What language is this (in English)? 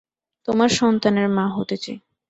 Bangla